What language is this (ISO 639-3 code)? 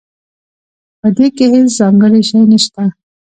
pus